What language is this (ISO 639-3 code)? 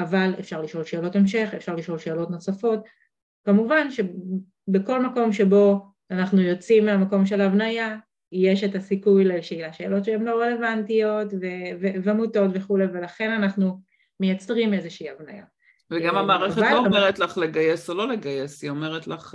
heb